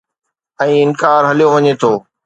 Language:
Sindhi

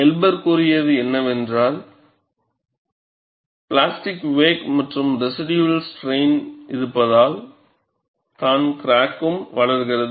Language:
Tamil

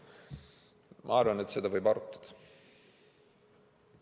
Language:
Estonian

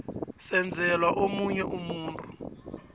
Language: South Ndebele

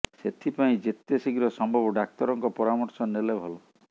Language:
Odia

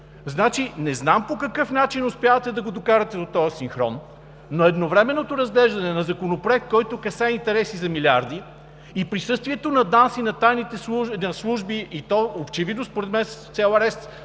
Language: Bulgarian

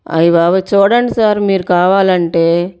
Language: Telugu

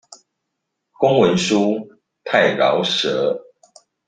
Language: Chinese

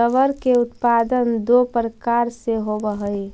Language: Magahi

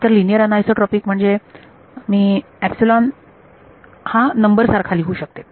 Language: Marathi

